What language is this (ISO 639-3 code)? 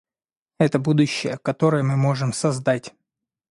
rus